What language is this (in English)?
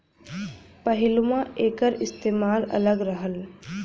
Bhojpuri